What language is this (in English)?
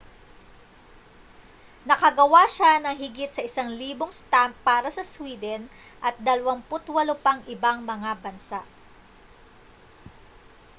Filipino